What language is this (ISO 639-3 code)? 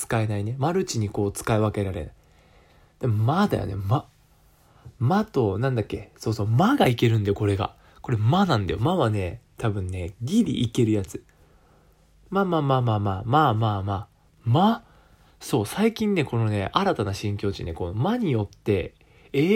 jpn